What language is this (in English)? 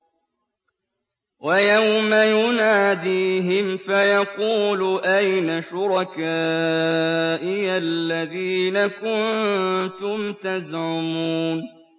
Arabic